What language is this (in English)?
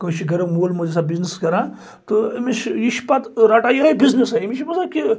Kashmiri